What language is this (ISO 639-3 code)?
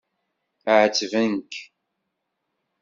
kab